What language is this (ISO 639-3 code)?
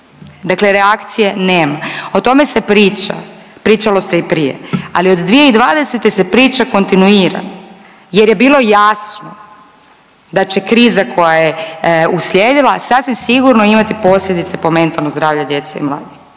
hrv